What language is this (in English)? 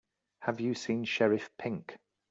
English